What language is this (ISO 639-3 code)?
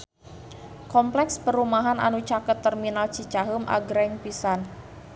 sun